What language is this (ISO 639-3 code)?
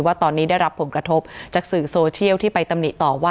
tha